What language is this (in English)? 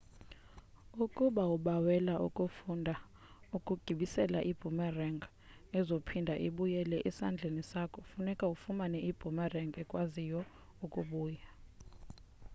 Xhosa